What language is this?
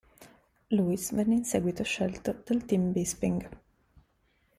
Italian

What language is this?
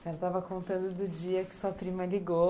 Portuguese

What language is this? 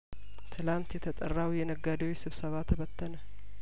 Amharic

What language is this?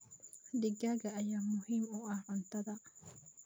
Somali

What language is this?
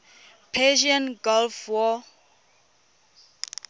Tswana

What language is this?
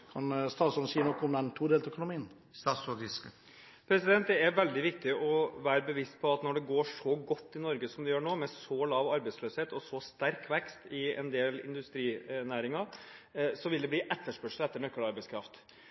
Norwegian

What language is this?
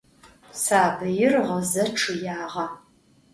Adyghe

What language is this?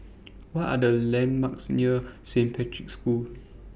English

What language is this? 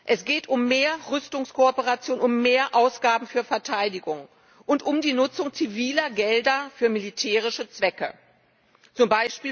German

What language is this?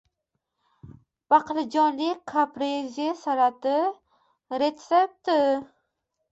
Uzbek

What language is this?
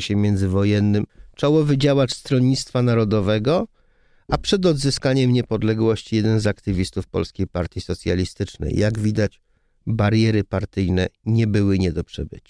Polish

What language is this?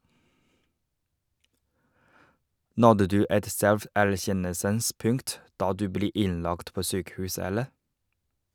Norwegian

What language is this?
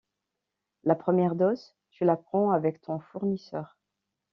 French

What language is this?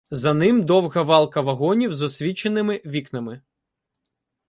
Ukrainian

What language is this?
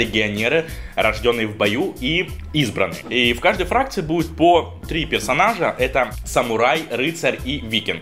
Russian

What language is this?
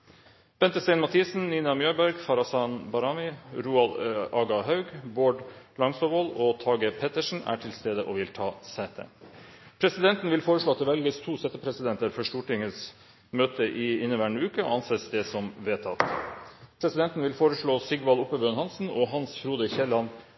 Norwegian Nynorsk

